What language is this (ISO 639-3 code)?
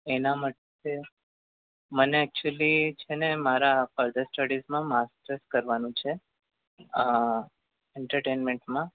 guj